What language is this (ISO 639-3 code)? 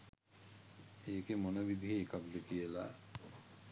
sin